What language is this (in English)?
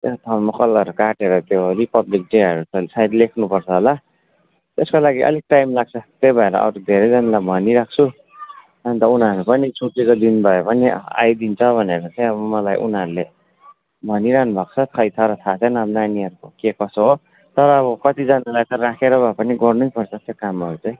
Nepali